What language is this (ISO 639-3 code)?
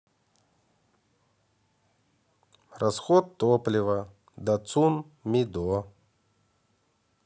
rus